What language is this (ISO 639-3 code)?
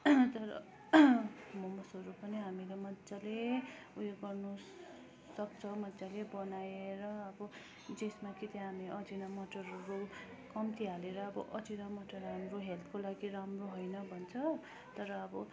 nep